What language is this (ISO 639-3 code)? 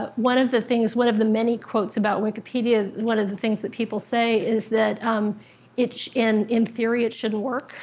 eng